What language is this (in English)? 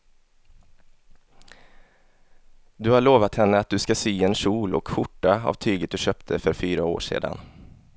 Swedish